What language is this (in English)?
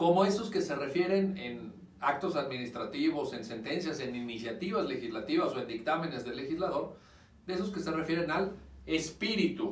Spanish